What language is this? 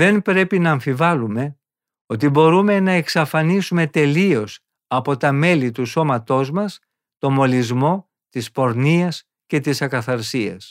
Greek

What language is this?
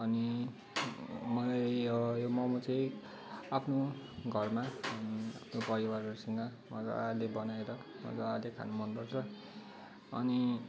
Nepali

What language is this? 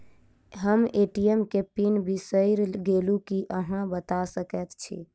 Maithili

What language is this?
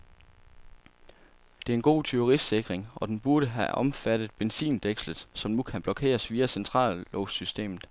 Danish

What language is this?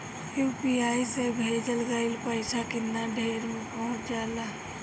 Bhojpuri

